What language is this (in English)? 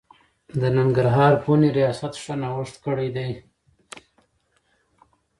Pashto